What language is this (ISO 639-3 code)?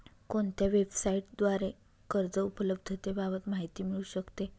mar